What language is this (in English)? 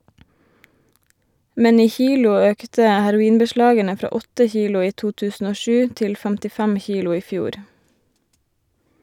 Norwegian